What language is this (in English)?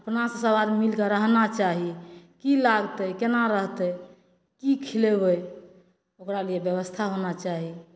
Maithili